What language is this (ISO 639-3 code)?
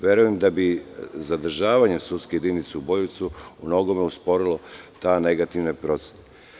srp